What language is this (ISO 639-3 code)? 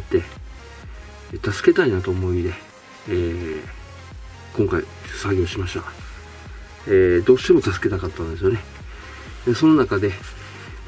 jpn